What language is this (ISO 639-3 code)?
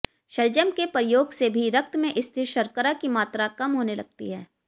hin